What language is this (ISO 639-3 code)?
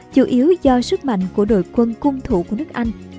vie